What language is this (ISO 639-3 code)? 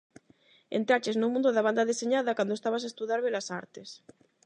glg